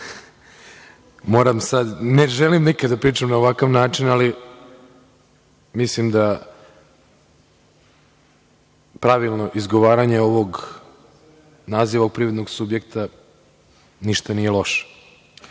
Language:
Serbian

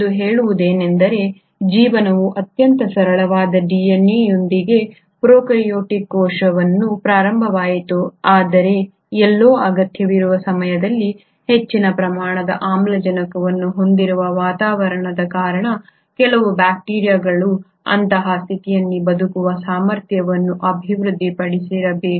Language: Kannada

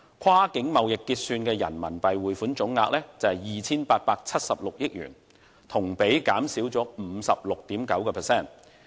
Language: Cantonese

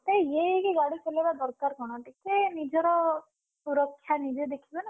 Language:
Odia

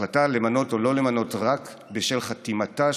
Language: Hebrew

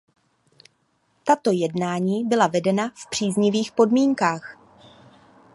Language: Czech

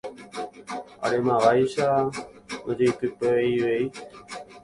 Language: Guarani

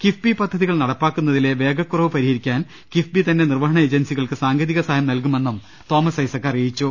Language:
Malayalam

